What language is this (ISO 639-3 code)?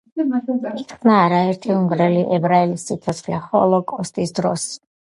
kat